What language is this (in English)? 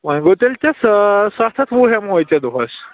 Kashmiri